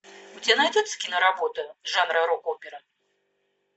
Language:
Russian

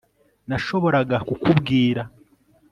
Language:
Kinyarwanda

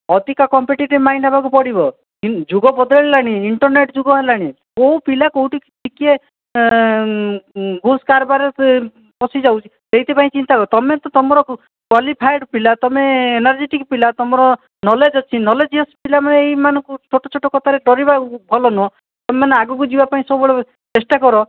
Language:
Odia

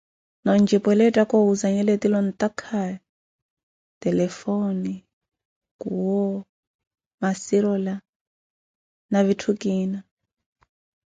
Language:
Koti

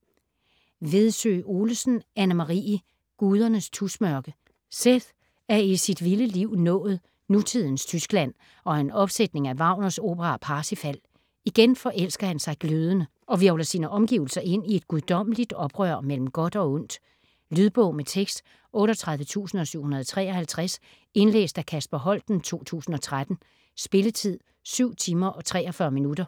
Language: Danish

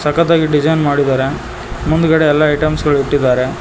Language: Kannada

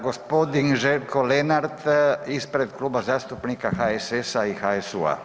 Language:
Croatian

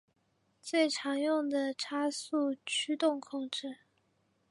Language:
Chinese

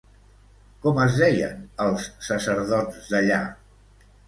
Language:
Catalan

